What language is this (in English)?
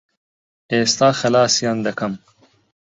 Central Kurdish